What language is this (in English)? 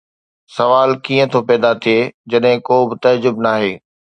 Sindhi